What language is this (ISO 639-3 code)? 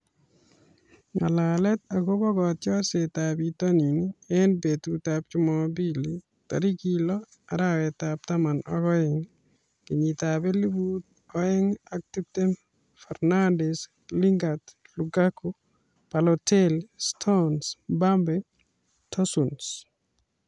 kln